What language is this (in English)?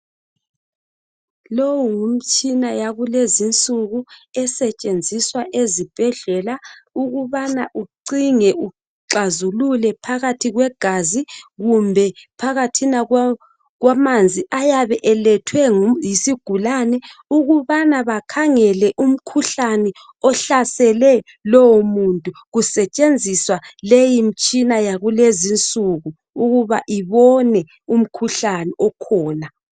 North Ndebele